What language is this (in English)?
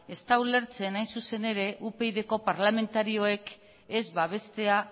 Basque